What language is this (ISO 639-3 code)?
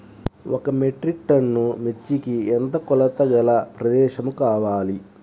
tel